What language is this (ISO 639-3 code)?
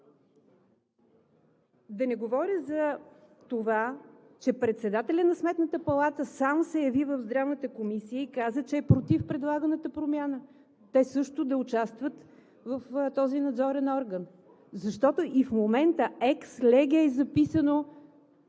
bul